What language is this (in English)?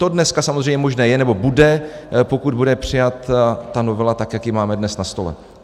Czech